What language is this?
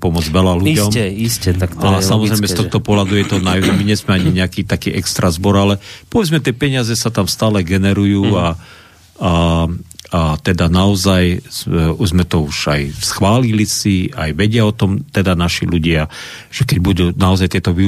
Slovak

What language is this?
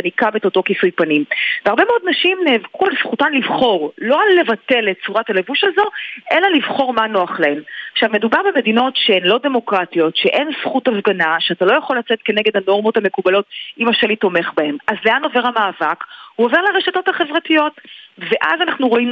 Hebrew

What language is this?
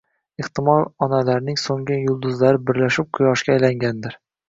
Uzbek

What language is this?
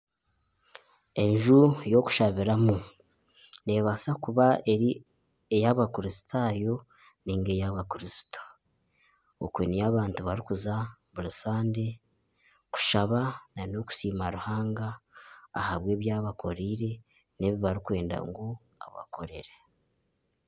Nyankole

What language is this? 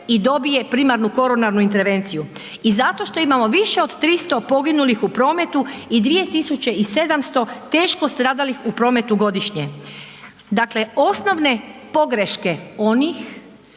Croatian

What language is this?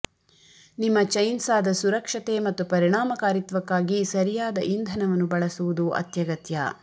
Kannada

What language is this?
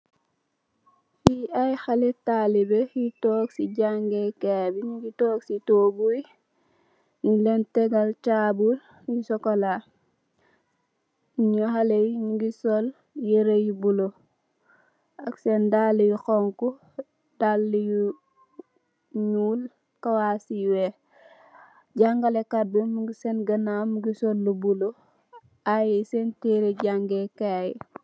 Wolof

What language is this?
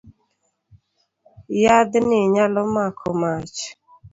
Luo (Kenya and Tanzania)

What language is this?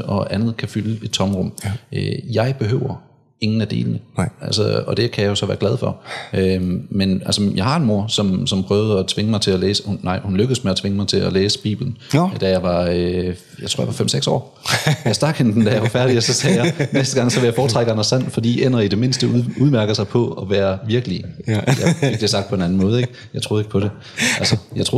Danish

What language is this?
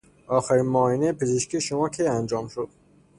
Persian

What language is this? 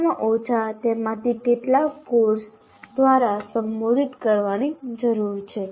Gujarati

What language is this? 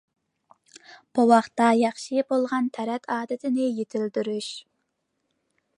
Uyghur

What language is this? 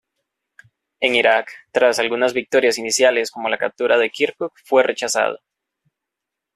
Spanish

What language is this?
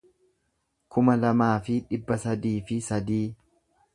Oromo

